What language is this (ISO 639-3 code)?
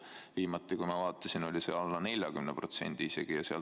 est